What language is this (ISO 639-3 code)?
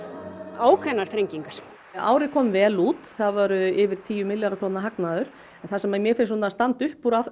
isl